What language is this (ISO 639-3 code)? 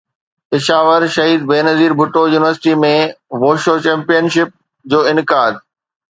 snd